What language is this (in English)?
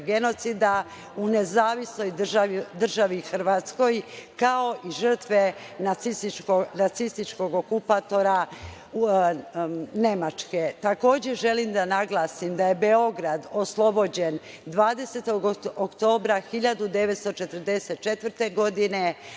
Serbian